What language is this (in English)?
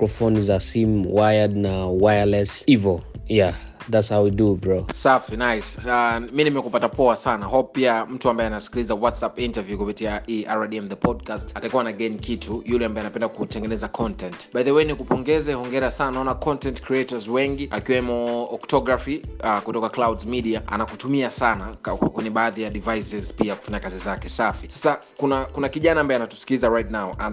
Swahili